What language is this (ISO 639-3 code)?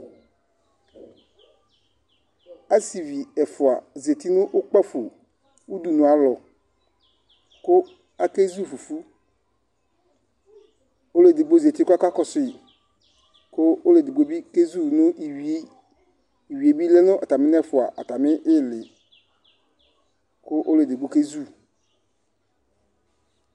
kpo